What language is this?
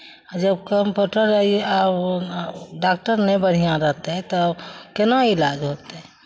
Maithili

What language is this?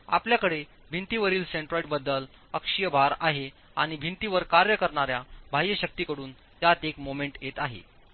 Marathi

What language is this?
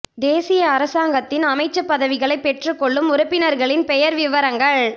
Tamil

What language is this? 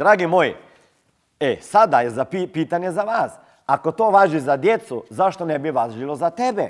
Croatian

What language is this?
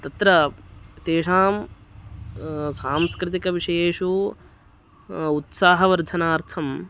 Sanskrit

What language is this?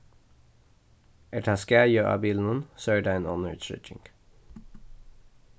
Faroese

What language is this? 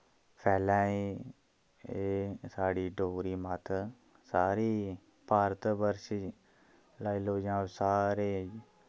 Dogri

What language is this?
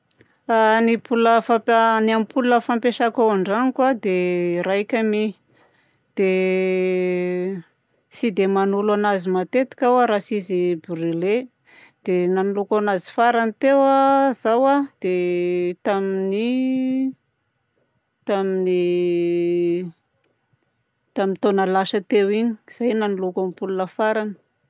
Southern Betsimisaraka Malagasy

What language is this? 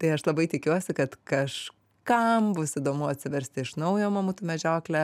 Lithuanian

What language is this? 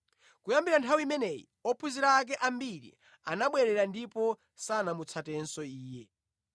Nyanja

